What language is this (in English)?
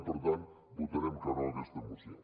Catalan